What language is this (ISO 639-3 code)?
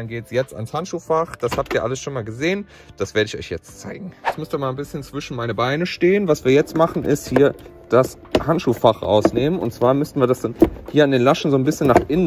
deu